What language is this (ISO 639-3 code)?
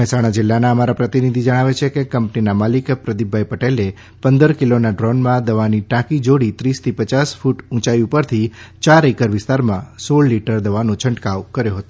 guj